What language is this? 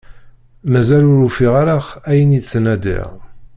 Kabyle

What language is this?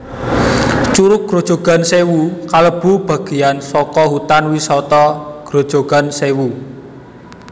Javanese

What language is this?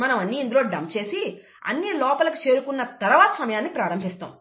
Telugu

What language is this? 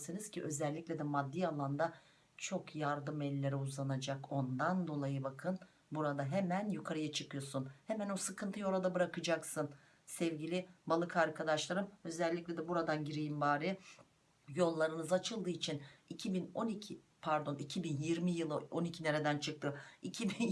Turkish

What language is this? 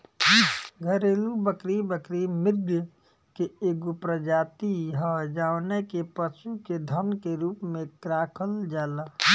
Bhojpuri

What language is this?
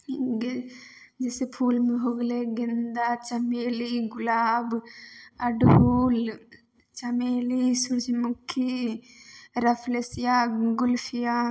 Maithili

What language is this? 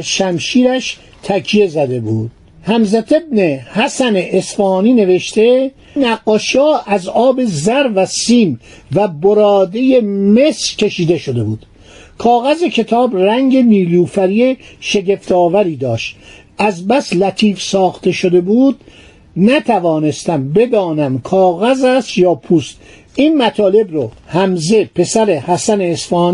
Persian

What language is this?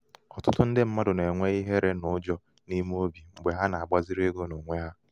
Igbo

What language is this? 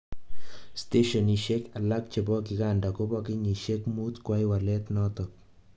Kalenjin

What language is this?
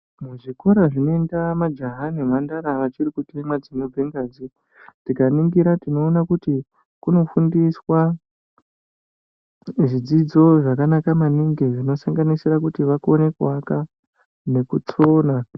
Ndau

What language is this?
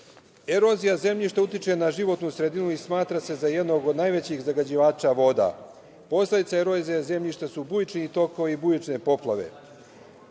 Serbian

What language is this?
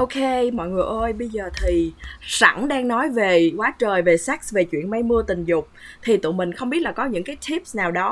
Vietnamese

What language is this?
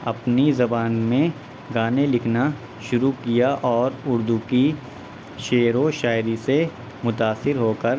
Urdu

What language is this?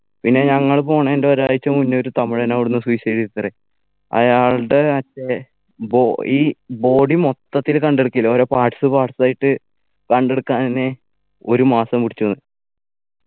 Malayalam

